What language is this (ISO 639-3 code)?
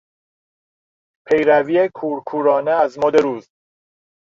fas